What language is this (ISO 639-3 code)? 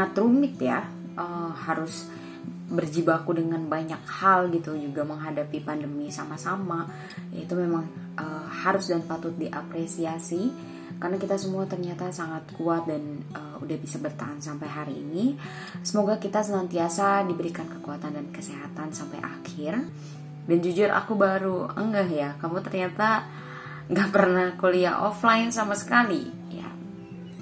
ind